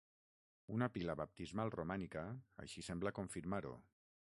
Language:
Catalan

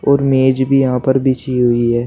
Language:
Hindi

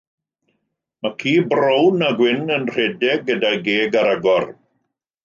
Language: Welsh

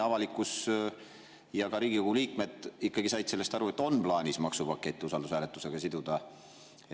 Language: Estonian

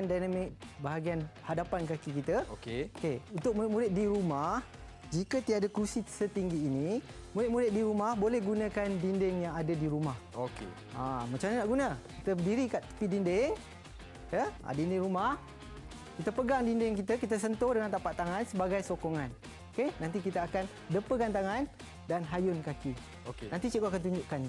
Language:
Malay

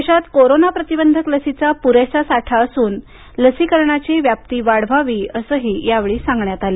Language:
Marathi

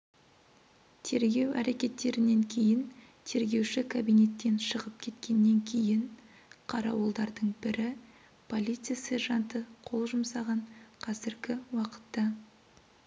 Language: Kazakh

